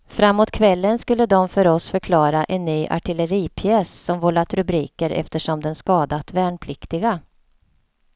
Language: Swedish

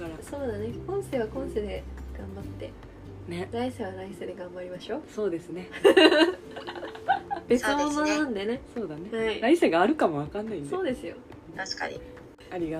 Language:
Japanese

